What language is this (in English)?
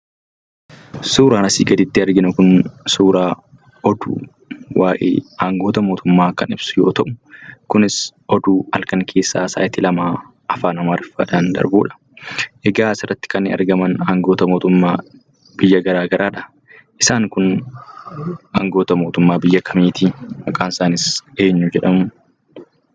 Oromo